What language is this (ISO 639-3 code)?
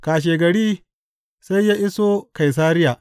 hau